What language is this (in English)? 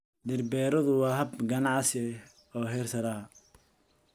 Somali